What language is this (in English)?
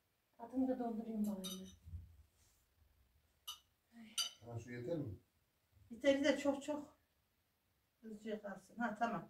Turkish